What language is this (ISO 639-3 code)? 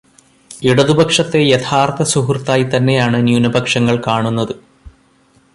mal